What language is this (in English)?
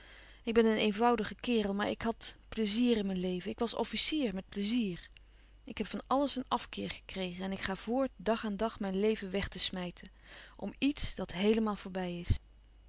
Dutch